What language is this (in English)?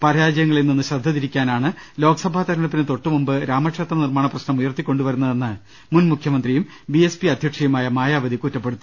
Malayalam